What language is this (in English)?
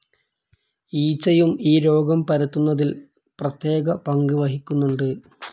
Malayalam